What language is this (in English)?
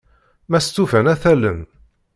Kabyle